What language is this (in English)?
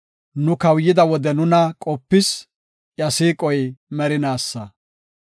Gofa